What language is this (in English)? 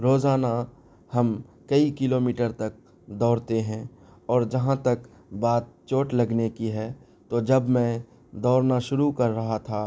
Urdu